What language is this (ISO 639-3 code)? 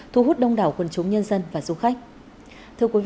vie